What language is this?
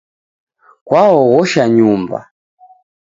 Taita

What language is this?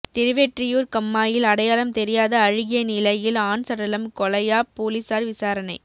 Tamil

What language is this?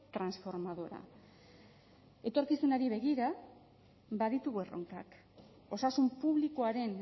Basque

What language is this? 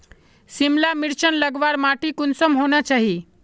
Magahi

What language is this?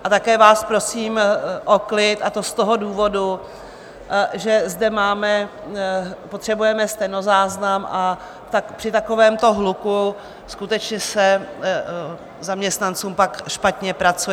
Czech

